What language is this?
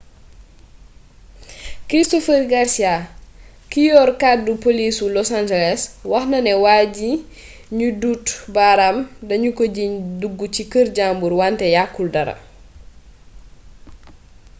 Wolof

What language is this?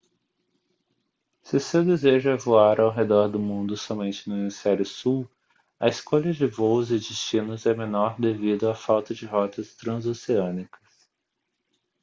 Portuguese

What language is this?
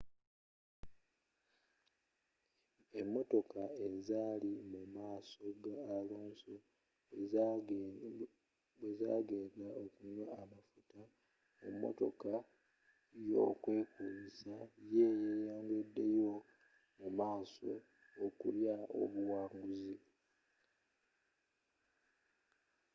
Ganda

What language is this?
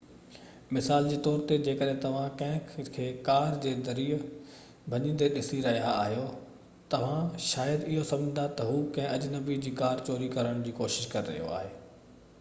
Sindhi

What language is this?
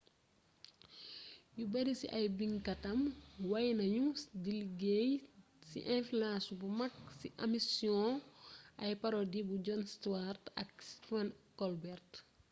Wolof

